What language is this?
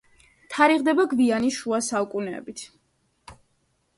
Georgian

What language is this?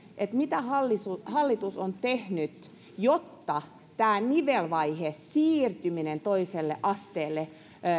Finnish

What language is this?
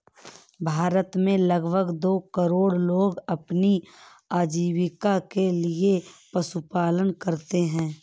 Hindi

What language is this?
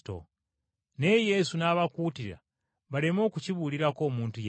Ganda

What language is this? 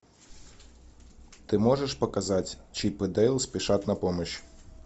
Russian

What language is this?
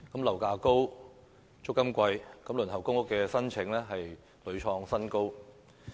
Cantonese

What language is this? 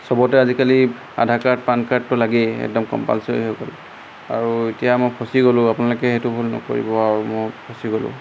Assamese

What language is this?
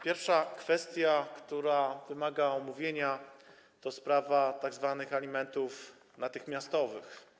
Polish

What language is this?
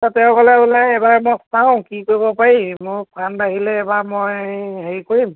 Assamese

